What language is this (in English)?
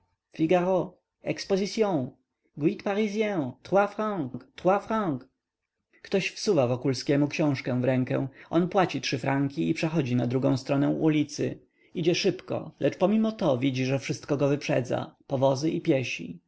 Polish